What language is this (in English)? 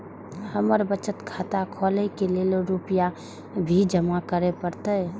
Maithili